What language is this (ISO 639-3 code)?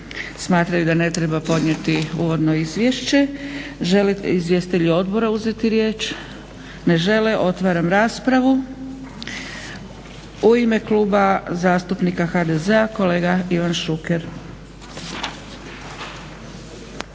hrv